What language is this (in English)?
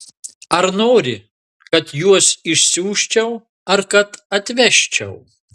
Lithuanian